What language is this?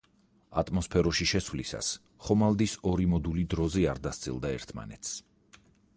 Georgian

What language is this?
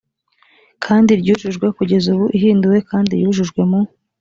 Kinyarwanda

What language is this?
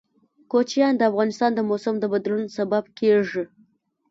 Pashto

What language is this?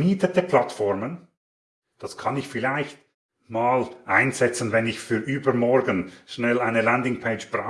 German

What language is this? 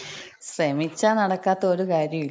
Malayalam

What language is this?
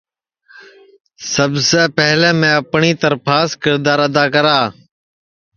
Sansi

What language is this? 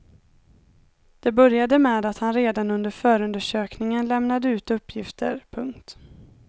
Swedish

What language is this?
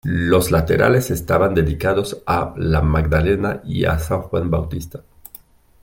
Spanish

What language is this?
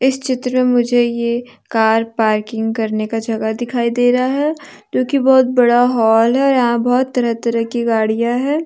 Hindi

